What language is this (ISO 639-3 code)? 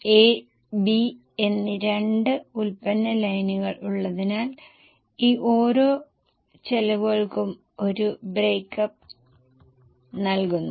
mal